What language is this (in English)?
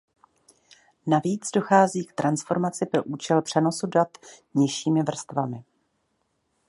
Czech